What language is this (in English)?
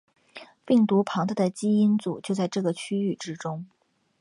Chinese